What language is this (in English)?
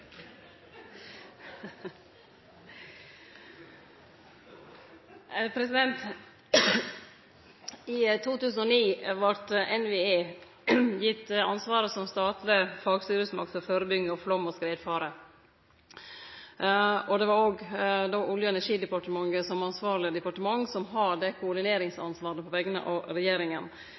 Norwegian Nynorsk